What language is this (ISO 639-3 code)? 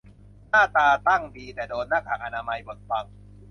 tha